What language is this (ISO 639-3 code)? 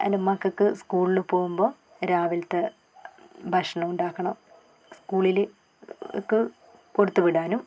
mal